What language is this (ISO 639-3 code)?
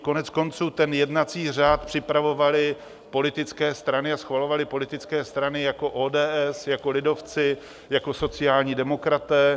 ces